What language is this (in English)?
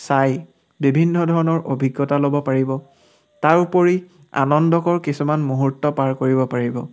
Assamese